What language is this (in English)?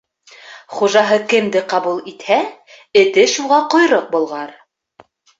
Bashkir